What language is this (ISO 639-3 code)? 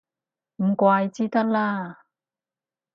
yue